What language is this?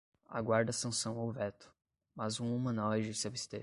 Portuguese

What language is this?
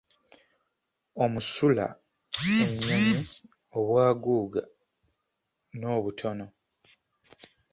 Ganda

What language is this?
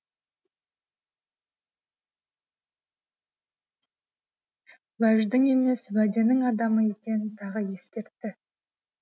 Kazakh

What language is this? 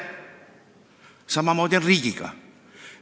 Estonian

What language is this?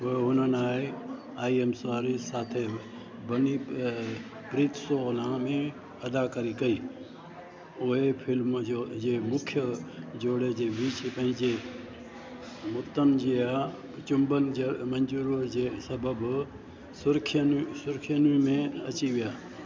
Sindhi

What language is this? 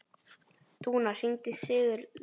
Icelandic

